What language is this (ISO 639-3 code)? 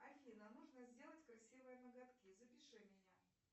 rus